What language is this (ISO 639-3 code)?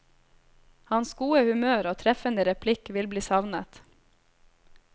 nor